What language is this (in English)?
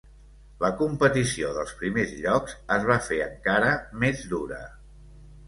Catalan